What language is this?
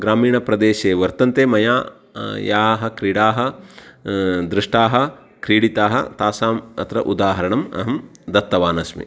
Sanskrit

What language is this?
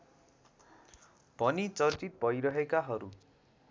Nepali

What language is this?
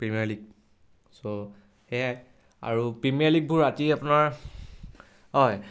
Assamese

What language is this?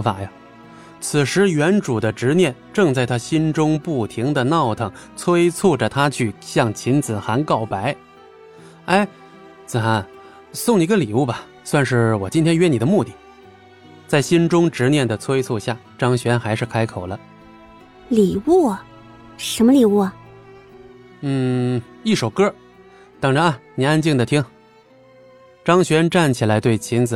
Chinese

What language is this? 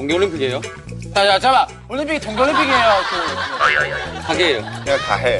Korean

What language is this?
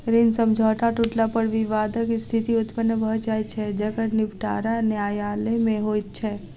Maithili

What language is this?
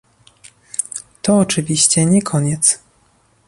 Polish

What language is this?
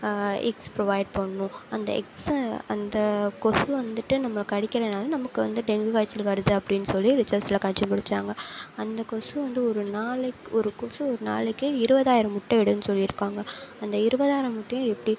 Tamil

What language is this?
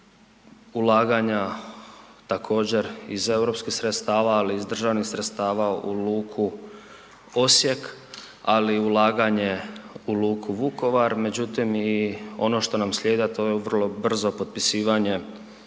Croatian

